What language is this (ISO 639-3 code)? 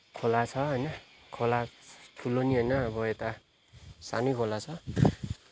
nep